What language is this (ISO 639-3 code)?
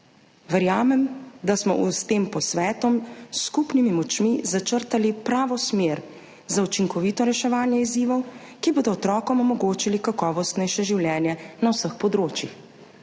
slv